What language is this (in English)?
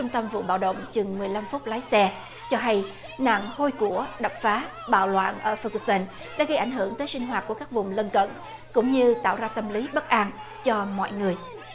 Vietnamese